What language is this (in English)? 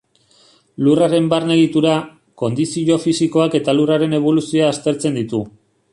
Basque